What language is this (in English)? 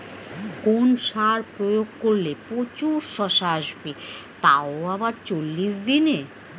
Bangla